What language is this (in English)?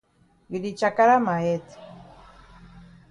Cameroon Pidgin